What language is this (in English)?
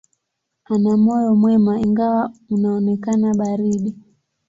Swahili